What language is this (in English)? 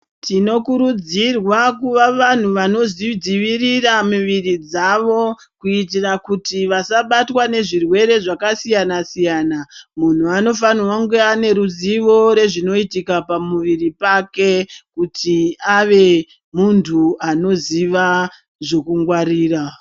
Ndau